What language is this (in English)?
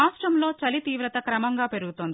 Telugu